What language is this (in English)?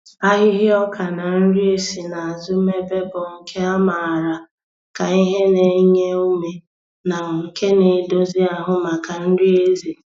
Igbo